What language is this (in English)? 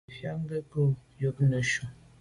Medumba